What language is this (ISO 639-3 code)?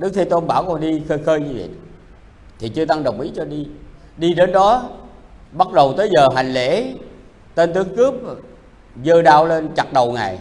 vie